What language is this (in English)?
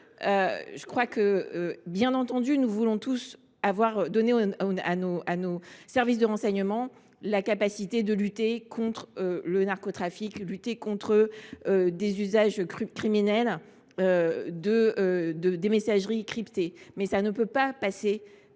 French